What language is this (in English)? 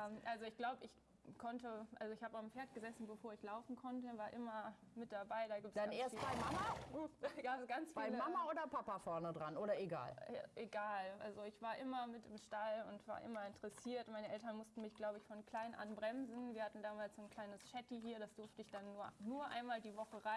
German